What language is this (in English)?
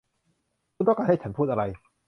Thai